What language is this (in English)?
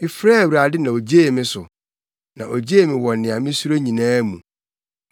Akan